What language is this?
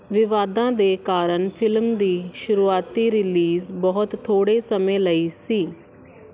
Punjabi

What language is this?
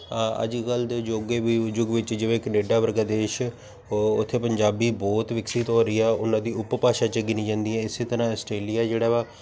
Punjabi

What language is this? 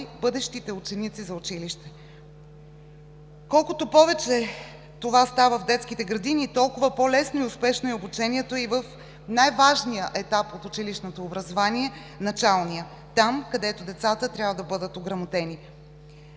Bulgarian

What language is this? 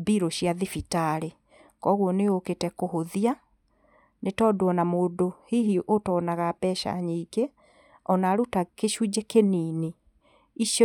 Kikuyu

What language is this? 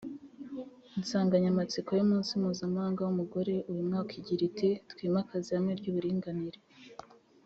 Kinyarwanda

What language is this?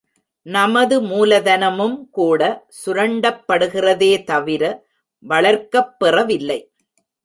Tamil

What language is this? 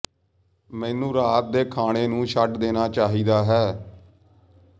Punjabi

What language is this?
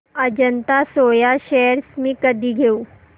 Marathi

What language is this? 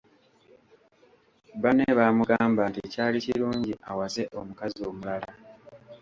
Ganda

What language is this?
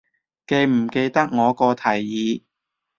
Cantonese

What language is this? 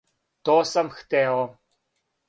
Serbian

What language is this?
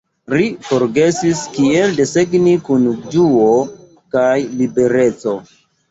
Esperanto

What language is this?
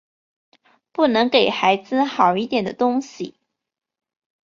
Chinese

